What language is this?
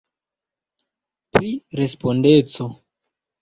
Esperanto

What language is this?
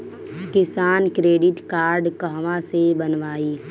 Bhojpuri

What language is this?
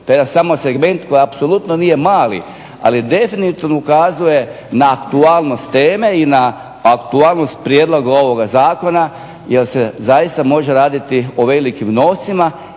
Croatian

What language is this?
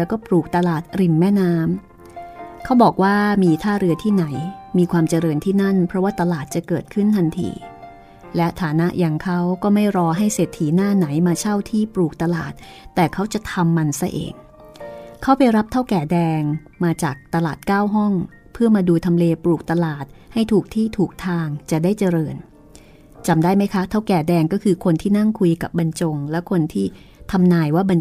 Thai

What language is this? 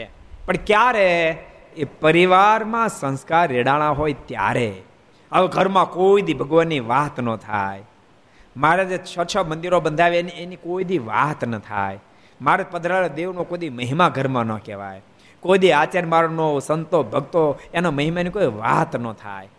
Gujarati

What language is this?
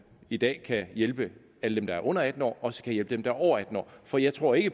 Danish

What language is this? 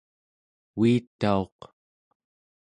Central Yupik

